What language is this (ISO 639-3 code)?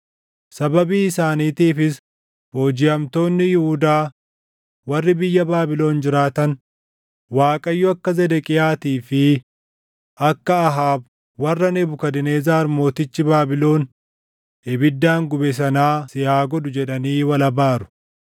orm